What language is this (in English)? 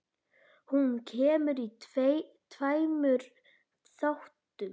Icelandic